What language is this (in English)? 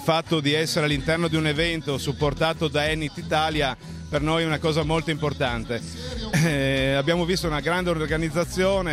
Italian